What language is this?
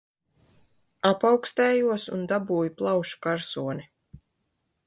Latvian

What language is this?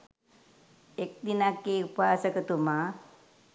Sinhala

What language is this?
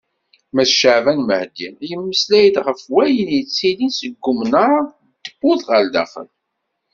Kabyle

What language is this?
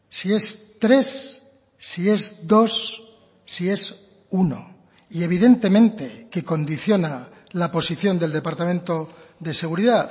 Spanish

